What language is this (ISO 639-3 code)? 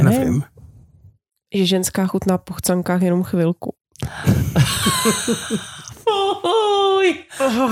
ces